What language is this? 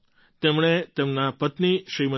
Gujarati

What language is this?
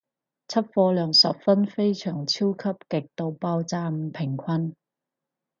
Cantonese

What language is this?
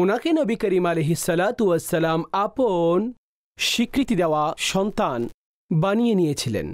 Bangla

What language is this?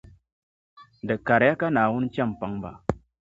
Dagbani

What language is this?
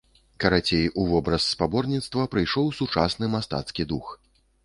Belarusian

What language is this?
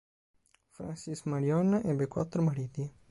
Italian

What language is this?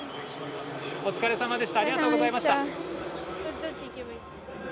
Japanese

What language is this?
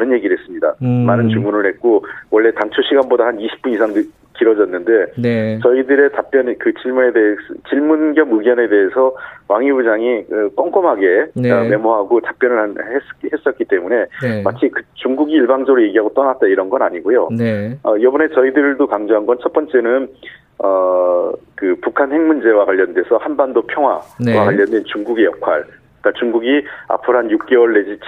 Korean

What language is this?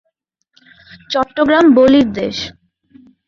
Bangla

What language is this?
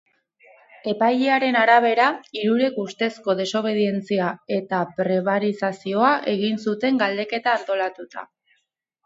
Basque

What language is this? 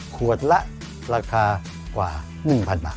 Thai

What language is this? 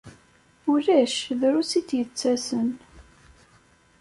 Kabyle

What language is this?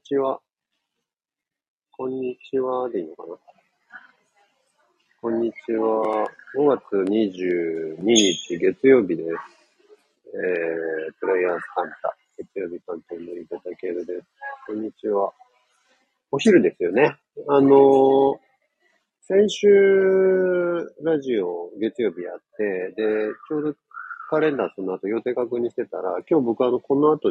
Japanese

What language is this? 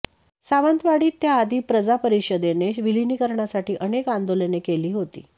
Marathi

